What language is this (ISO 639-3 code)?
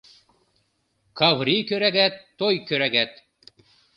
chm